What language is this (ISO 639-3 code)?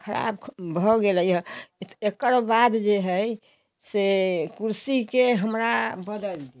hin